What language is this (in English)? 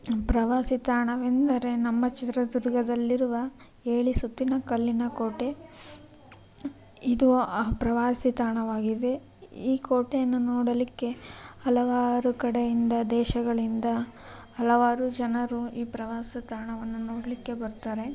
Kannada